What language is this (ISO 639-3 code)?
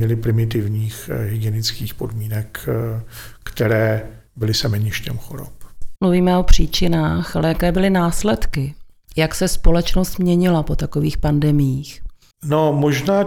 ces